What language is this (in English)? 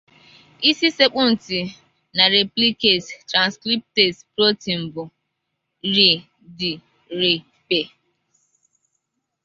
Igbo